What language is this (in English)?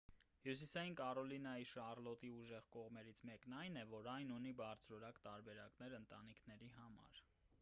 Armenian